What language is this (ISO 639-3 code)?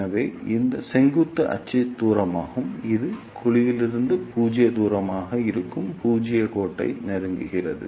tam